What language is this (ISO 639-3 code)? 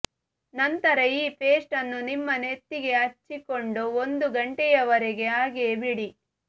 kan